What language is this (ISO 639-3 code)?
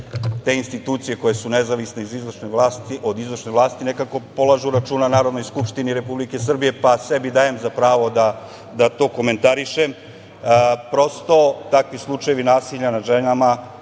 srp